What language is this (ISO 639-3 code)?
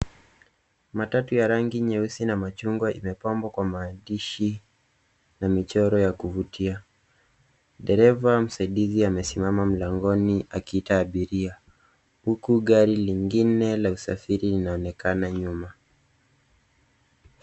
swa